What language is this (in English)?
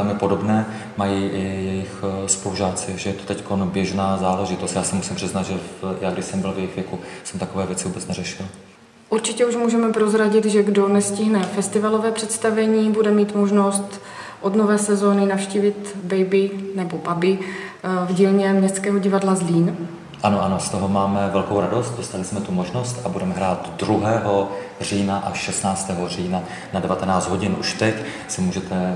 Czech